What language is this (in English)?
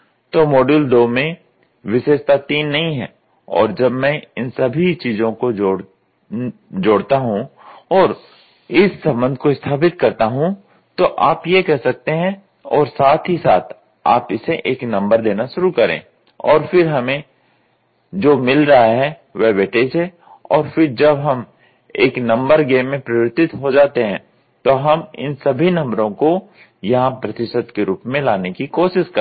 Hindi